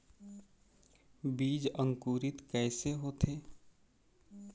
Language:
Chhattisgarhi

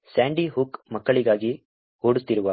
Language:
Kannada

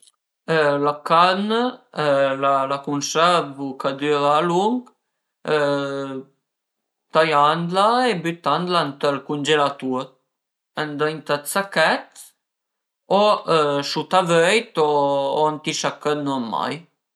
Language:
Piedmontese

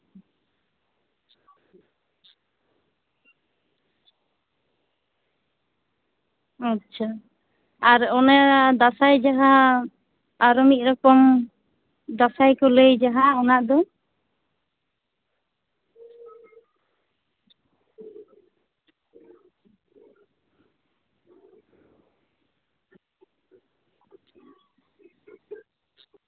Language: Santali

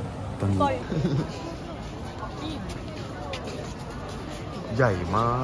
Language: Thai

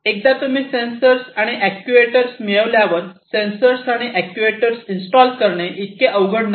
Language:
Marathi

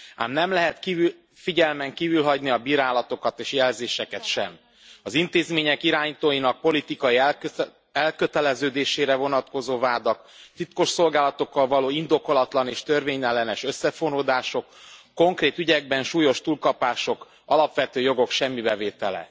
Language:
Hungarian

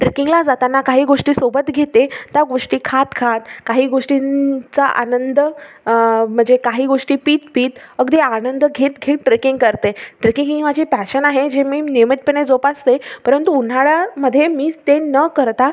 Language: Marathi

